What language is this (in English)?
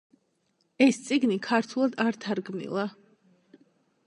Georgian